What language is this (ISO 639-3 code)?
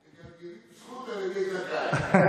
heb